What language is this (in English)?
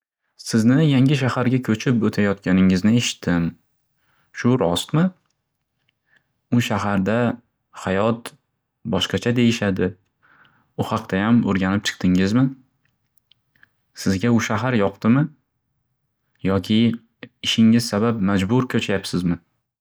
Uzbek